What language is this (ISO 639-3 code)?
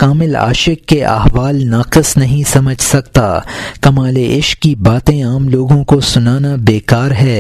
urd